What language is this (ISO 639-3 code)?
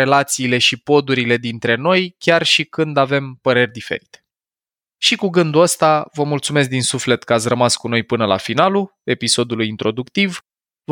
ron